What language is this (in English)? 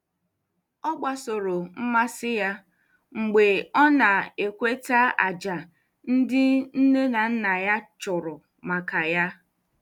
Igbo